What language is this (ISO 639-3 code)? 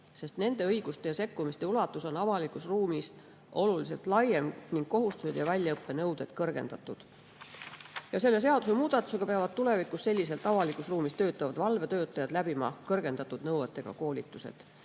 est